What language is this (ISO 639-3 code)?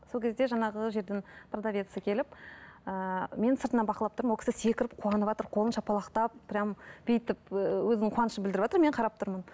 kaz